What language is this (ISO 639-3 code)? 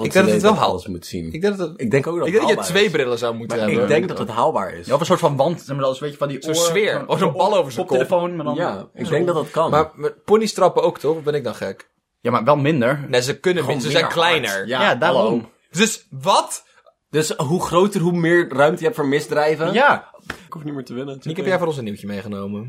nld